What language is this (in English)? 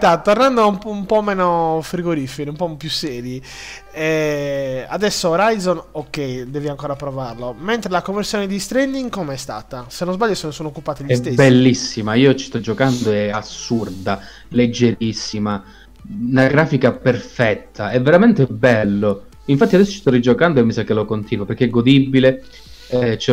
Italian